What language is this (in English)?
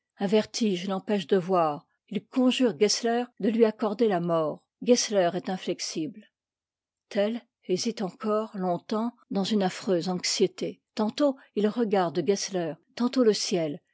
French